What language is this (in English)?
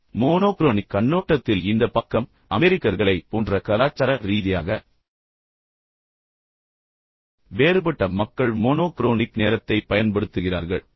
Tamil